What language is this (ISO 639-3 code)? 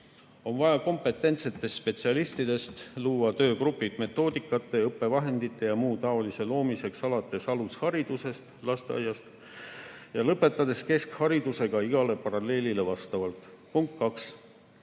est